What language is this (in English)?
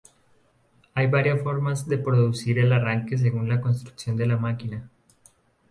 Spanish